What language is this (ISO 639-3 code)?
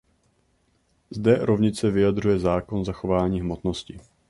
ces